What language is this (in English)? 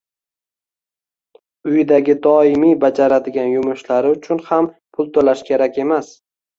Uzbek